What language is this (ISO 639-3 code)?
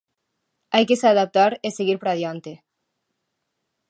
glg